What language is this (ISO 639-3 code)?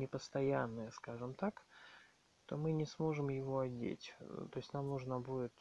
rus